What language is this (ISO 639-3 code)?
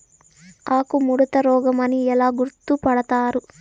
tel